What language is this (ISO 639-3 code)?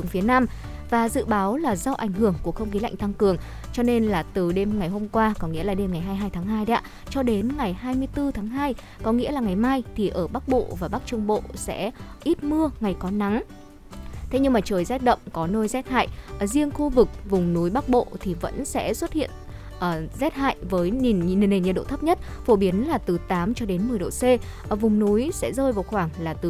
vie